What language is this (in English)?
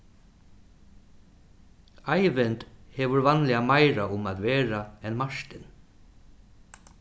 Faroese